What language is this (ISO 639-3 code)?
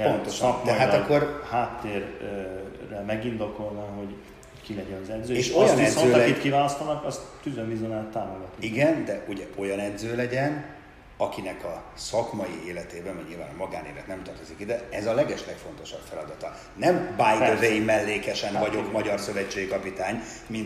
hun